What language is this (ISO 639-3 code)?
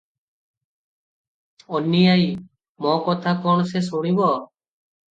ori